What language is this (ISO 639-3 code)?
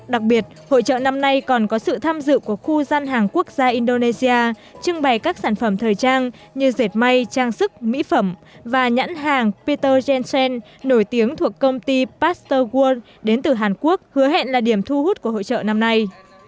vie